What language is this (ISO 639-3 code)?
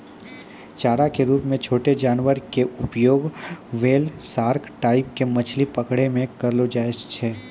mai